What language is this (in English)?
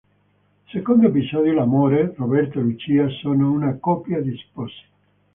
Italian